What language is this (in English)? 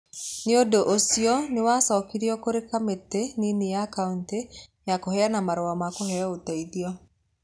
Kikuyu